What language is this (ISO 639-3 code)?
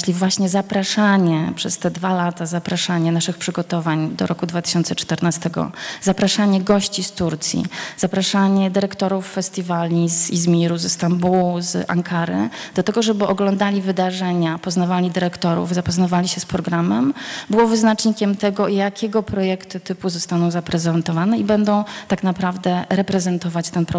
pol